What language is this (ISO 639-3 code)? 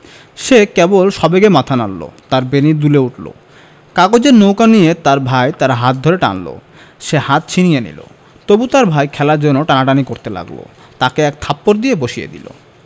ben